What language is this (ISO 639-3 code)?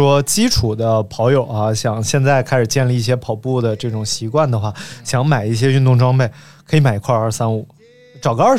zho